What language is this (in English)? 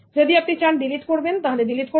Bangla